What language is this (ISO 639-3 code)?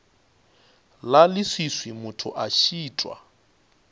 nso